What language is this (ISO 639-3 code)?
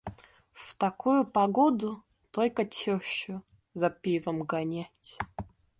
rus